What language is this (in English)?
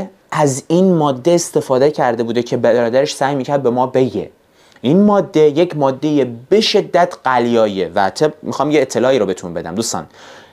Persian